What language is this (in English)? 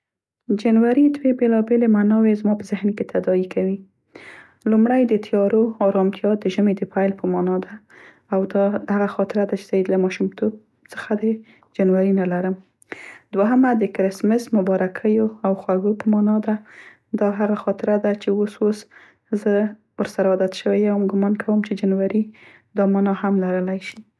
Central Pashto